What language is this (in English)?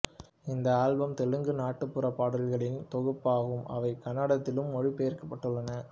Tamil